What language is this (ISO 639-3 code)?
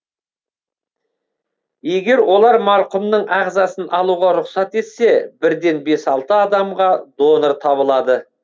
kaz